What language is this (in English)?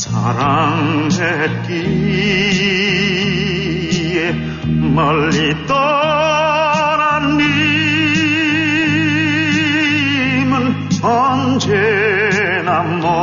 Korean